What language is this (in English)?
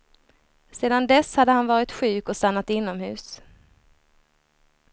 Swedish